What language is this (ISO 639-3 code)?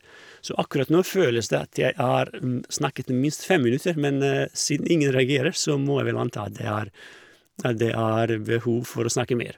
nor